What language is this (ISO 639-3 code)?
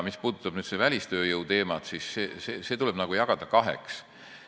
est